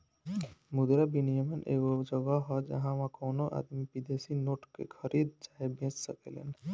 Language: Bhojpuri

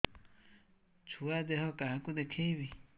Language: Odia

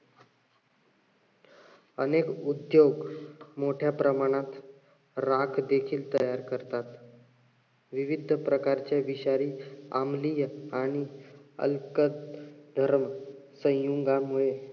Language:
Marathi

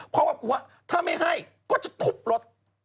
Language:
Thai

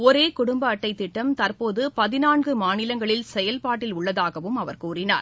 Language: Tamil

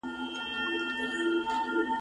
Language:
Pashto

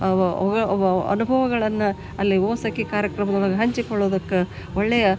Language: Kannada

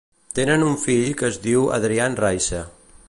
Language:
Catalan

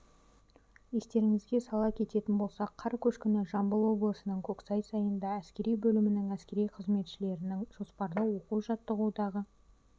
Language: Kazakh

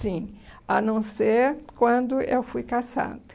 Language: Portuguese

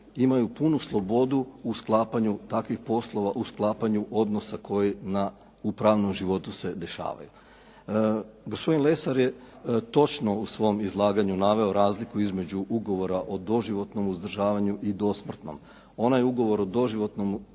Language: Croatian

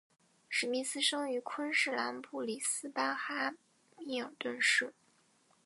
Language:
Chinese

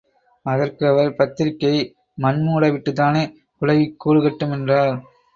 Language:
Tamil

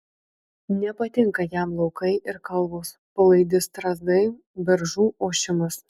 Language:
Lithuanian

